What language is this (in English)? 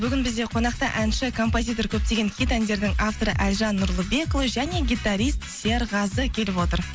Kazakh